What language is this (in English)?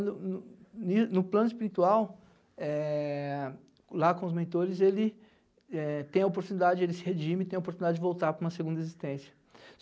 Portuguese